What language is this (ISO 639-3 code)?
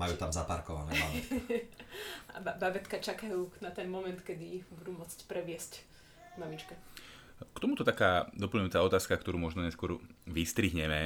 slk